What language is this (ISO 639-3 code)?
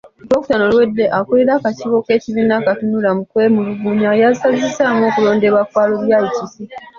lug